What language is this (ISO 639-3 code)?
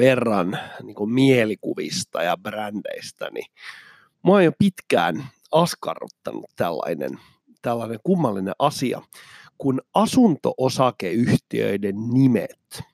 fin